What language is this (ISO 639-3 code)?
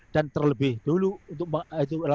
ind